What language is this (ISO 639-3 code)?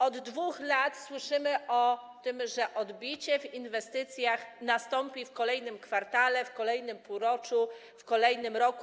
pol